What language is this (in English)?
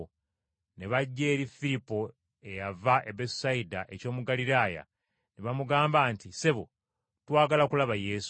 Ganda